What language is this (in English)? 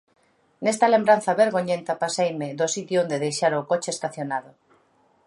Galician